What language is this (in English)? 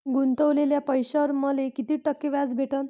Marathi